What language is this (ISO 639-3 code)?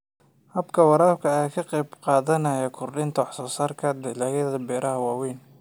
som